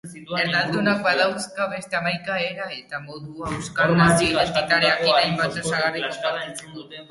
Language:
Basque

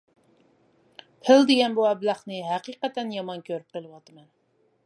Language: Uyghur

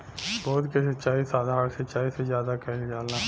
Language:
Bhojpuri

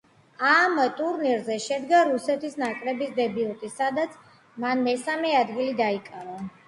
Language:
Georgian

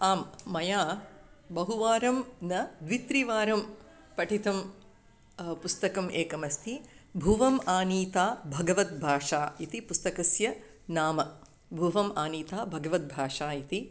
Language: Sanskrit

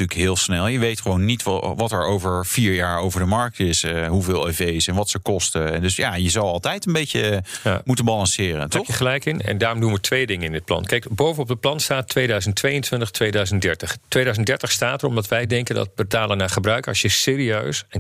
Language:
Dutch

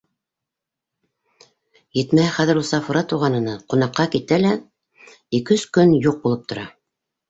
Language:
Bashkir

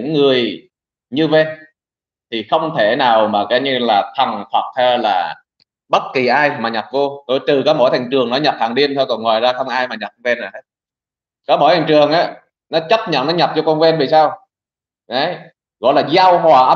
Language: Vietnamese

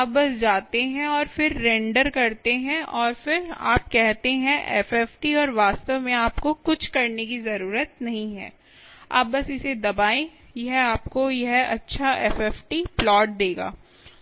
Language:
Hindi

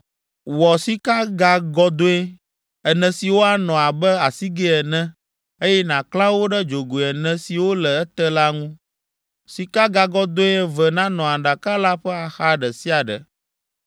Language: Ewe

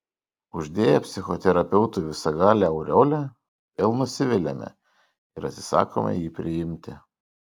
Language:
Lithuanian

